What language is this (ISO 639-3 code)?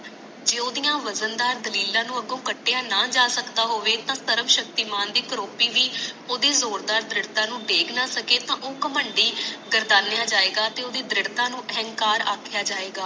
pan